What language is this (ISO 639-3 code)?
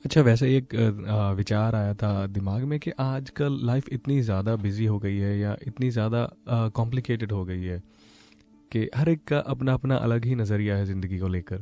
hin